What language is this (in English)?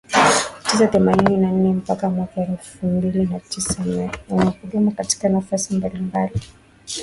Swahili